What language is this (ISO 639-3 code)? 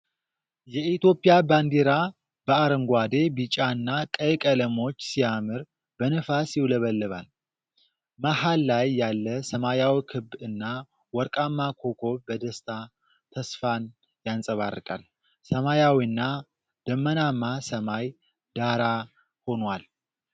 amh